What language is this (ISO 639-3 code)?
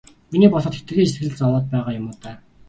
mon